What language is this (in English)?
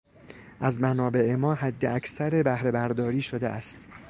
Persian